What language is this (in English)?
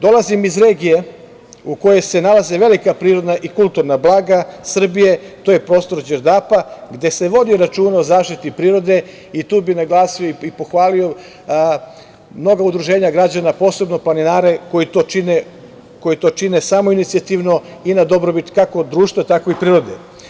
Serbian